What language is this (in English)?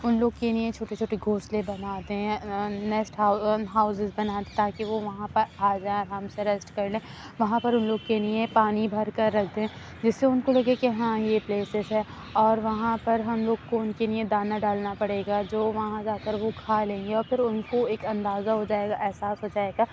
Urdu